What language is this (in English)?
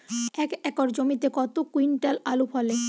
Bangla